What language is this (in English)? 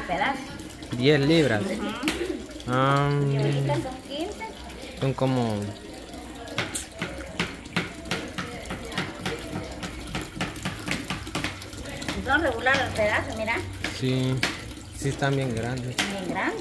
Spanish